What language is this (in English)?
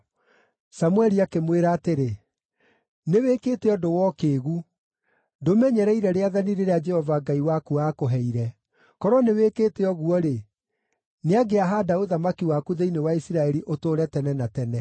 Kikuyu